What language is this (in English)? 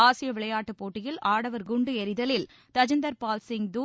Tamil